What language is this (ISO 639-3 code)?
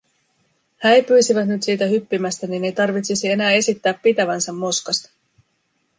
fin